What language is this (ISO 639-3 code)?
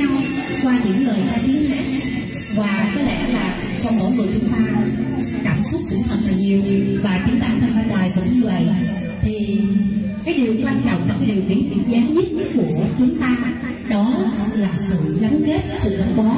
vie